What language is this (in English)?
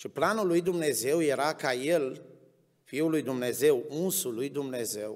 Romanian